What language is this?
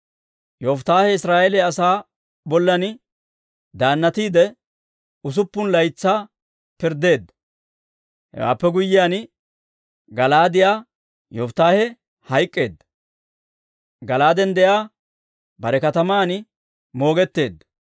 Dawro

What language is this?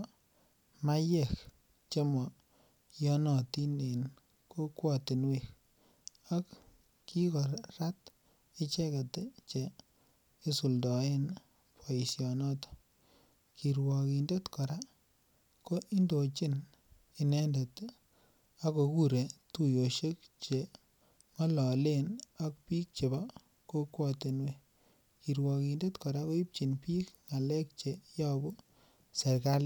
Kalenjin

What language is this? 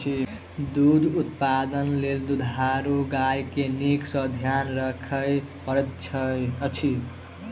Maithili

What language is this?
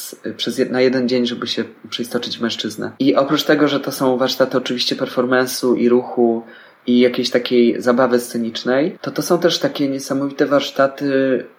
Polish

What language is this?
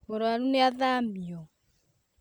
Kikuyu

